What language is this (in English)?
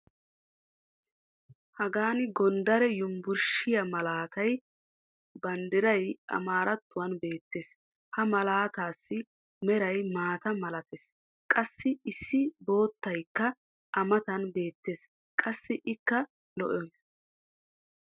Wolaytta